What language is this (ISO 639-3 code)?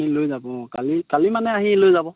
asm